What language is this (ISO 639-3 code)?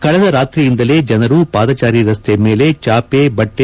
kan